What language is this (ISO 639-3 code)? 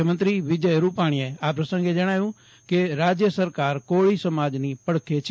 guj